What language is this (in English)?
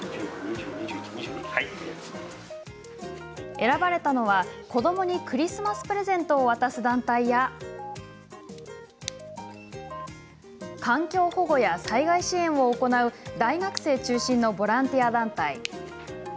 Japanese